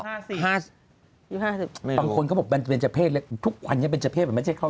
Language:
Thai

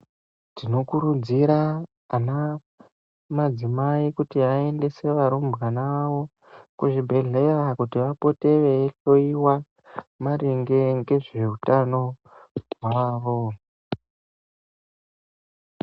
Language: Ndau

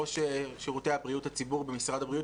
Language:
Hebrew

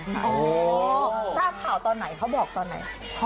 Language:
Thai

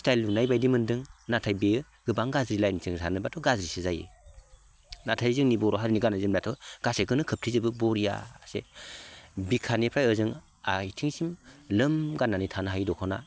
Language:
Bodo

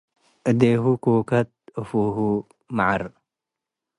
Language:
Tigre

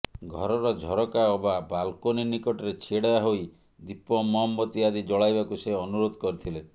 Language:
Odia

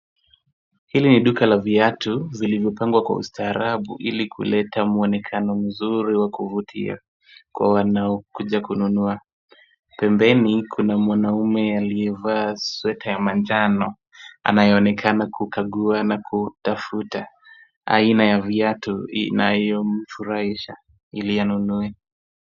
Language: Swahili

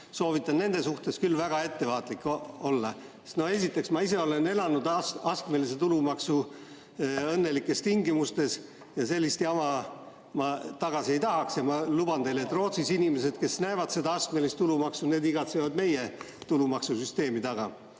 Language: Estonian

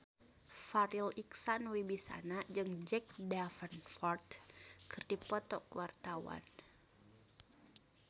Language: Sundanese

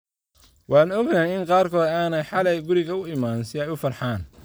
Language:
Somali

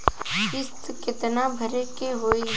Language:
Bhojpuri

